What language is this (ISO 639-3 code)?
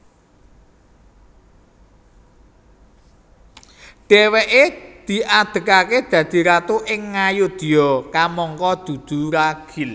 jav